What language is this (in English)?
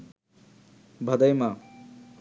Bangla